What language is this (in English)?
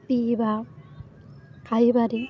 Odia